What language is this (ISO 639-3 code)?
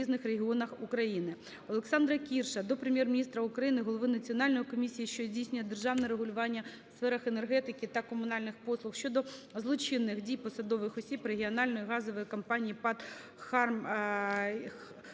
ukr